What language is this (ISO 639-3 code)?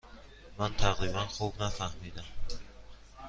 fas